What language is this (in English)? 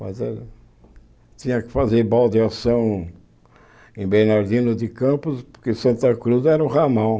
Portuguese